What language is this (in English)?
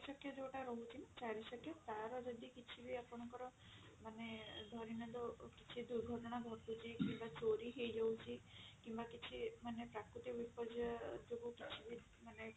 Odia